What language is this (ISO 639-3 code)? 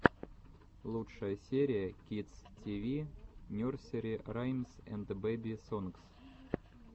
rus